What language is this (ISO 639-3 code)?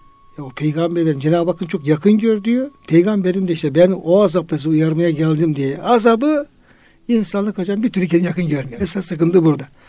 tur